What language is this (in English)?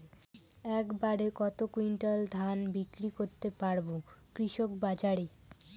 Bangla